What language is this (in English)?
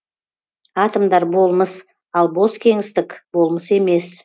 Kazakh